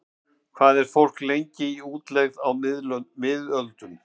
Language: Icelandic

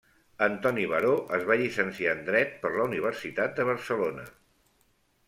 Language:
Catalan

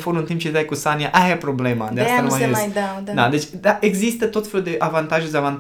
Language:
Romanian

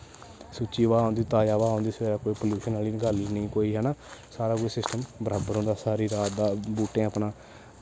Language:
Dogri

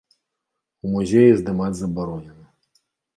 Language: Belarusian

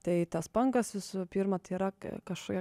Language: Lithuanian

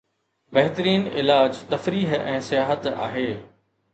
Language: Sindhi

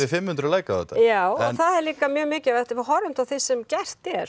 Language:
Icelandic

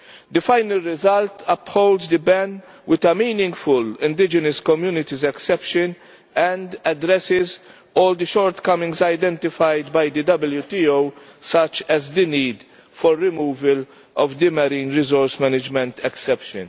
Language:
English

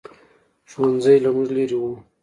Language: Pashto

